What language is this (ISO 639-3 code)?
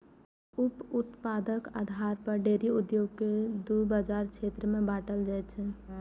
mai